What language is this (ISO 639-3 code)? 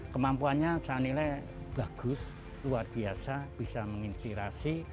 ind